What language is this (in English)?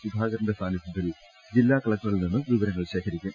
Malayalam